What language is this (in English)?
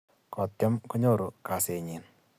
Kalenjin